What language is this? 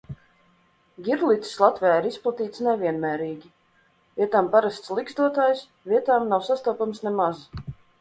Latvian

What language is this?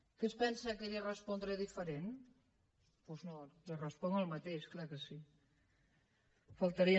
Catalan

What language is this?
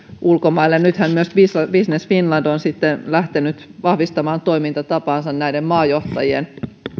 Finnish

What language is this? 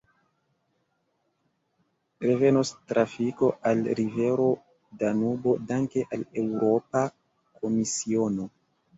Esperanto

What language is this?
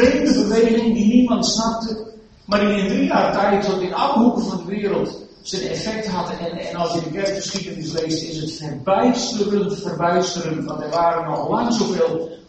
Dutch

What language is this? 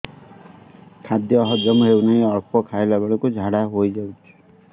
Odia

